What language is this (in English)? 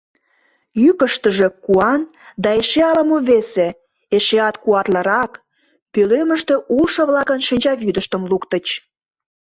Mari